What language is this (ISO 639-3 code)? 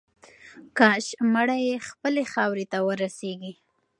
pus